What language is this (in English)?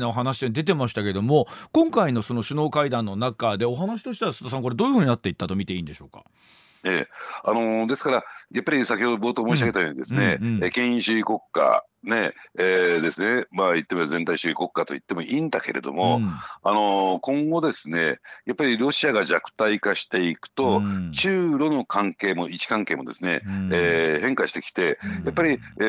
Japanese